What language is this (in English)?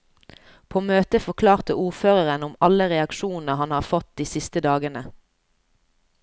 Norwegian